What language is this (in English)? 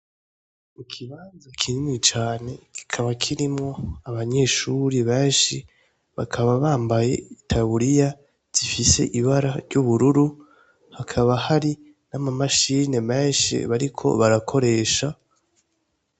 Rundi